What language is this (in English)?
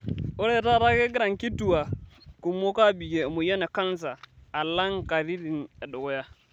Masai